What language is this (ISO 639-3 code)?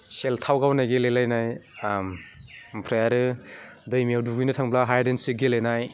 brx